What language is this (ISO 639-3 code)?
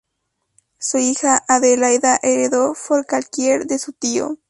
spa